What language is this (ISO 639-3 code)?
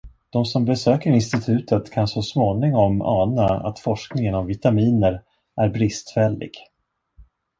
swe